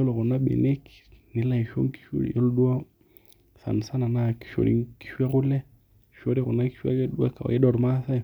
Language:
Masai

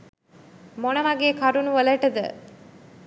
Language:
Sinhala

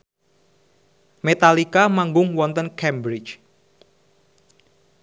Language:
Javanese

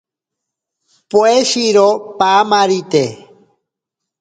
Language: Ashéninka Perené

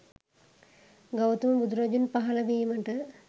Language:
Sinhala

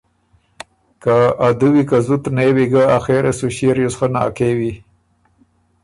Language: Ormuri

